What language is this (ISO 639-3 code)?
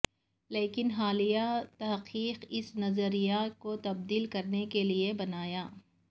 urd